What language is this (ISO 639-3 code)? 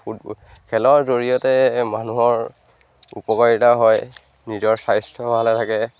asm